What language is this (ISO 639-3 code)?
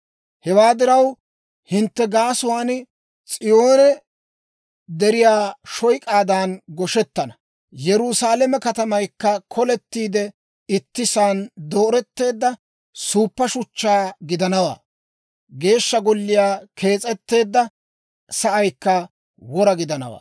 dwr